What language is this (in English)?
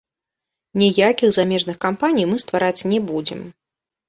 Belarusian